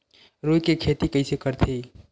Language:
Chhattisgarhi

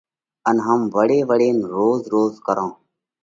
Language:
Parkari Koli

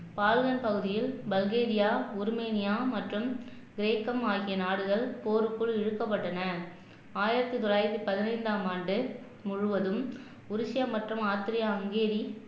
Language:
Tamil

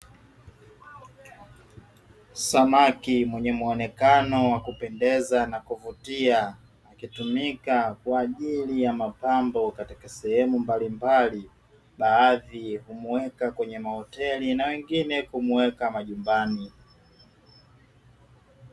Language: Swahili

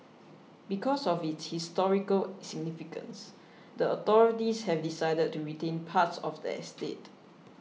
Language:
English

